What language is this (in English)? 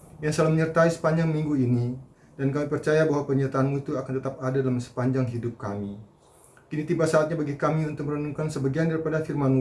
Indonesian